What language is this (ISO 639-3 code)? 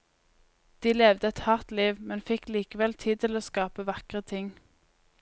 nor